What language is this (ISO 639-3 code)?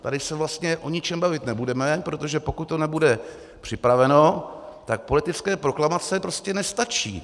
ces